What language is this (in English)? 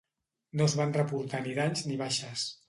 Catalan